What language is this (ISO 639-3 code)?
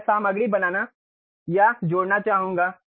hin